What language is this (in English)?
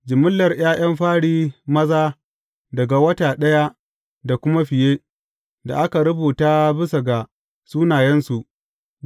Hausa